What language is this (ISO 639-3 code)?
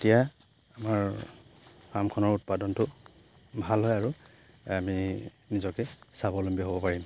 asm